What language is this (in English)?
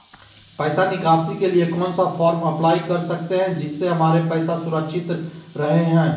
Magahi